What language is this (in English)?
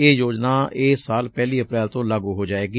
Punjabi